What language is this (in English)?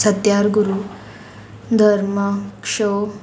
Konkani